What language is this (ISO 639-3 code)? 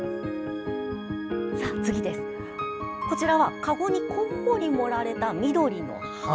jpn